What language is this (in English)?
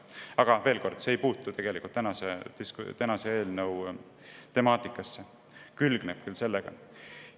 Estonian